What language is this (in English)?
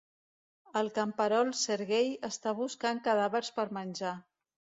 Catalan